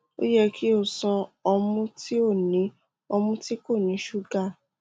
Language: Yoruba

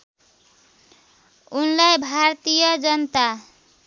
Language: Nepali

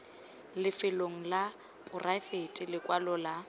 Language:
Tswana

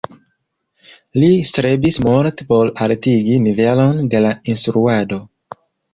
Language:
Esperanto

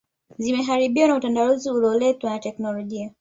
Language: Swahili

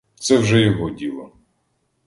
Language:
Ukrainian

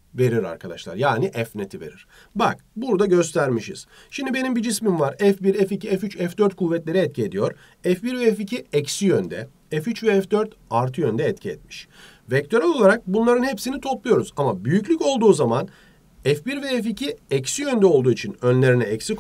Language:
Turkish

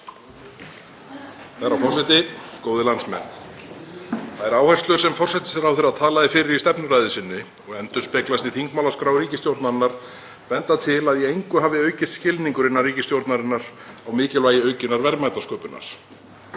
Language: Icelandic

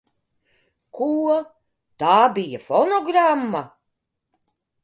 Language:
Latvian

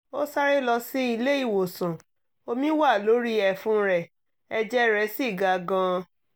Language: Yoruba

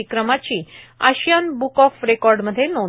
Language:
Marathi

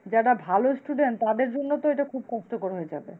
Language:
Bangla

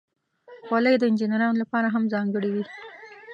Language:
Pashto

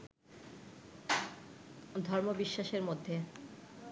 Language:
Bangla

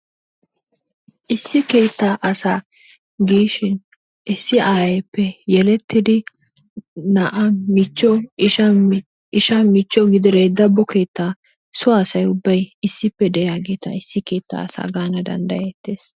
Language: Wolaytta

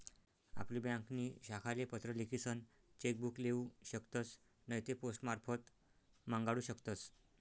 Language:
Marathi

